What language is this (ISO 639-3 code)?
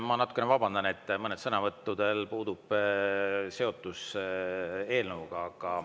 est